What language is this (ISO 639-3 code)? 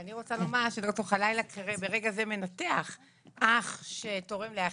heb